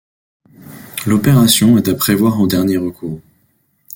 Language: French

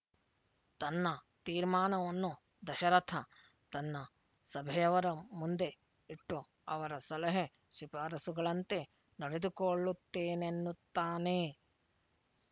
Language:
Kannada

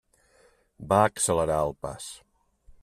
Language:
Catalan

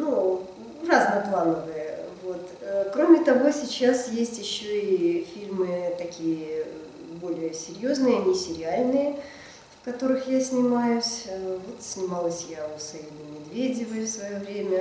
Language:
Russian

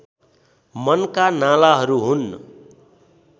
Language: Nepali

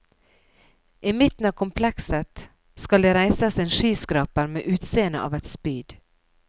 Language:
Norwegian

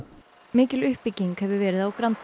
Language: Icelandic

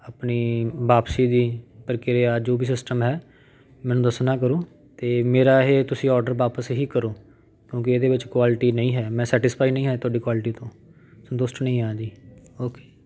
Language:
Punjabi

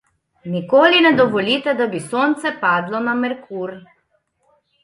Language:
Slovenian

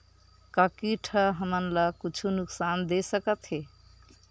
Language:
Chhattisgarhi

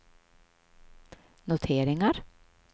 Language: Swedish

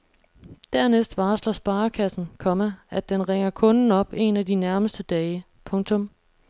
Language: Danish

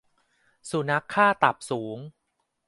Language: Thai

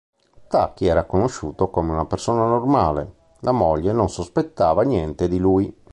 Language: Italian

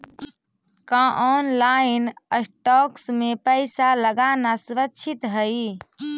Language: Magahi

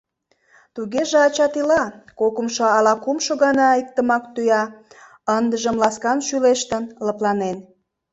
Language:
Mari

